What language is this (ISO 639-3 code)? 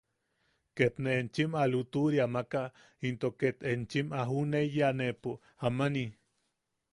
yaq